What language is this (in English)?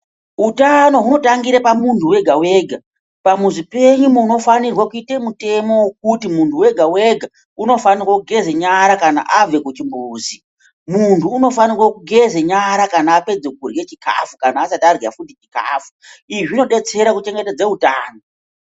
Ndau